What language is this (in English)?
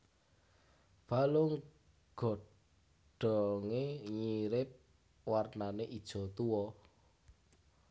Javanese